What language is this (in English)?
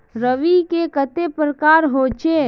Magahi